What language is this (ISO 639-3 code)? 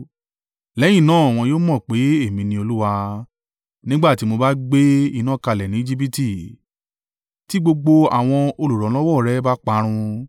yor